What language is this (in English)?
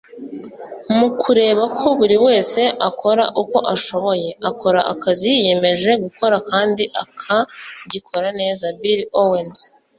Kinyarwanda